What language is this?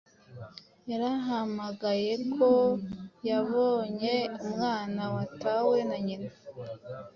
Kinyarwanda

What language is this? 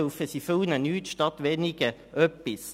Swiss German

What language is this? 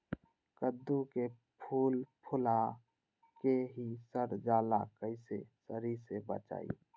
Magahi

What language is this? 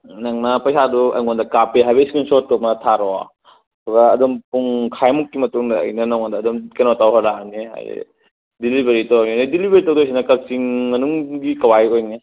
Manipuri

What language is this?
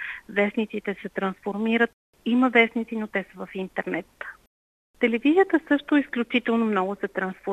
Bulgarian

